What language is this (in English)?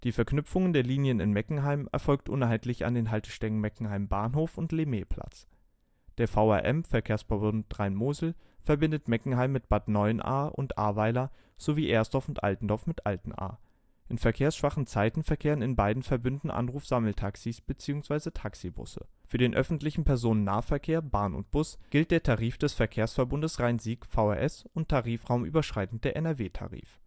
German